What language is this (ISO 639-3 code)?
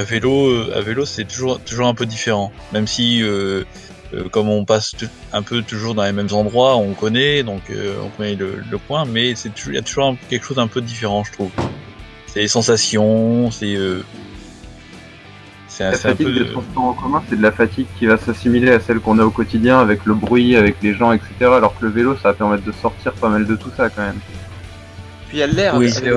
fra